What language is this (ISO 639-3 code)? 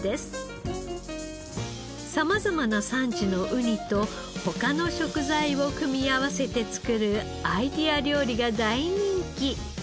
jpn